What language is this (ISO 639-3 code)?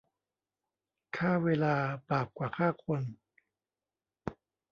tha